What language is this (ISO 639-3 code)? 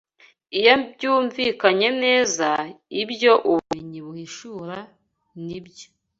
kin